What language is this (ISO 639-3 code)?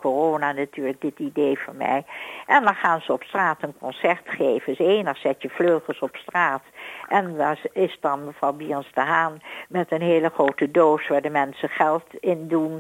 nld